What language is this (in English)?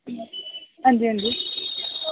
Dogri